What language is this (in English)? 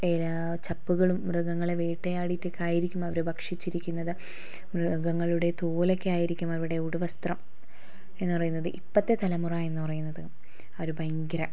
Malayalam